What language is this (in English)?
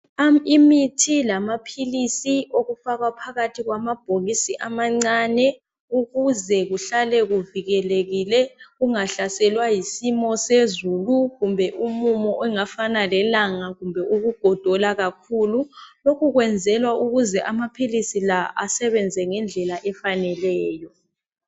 North Ndebele